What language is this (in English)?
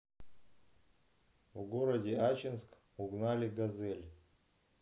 Russian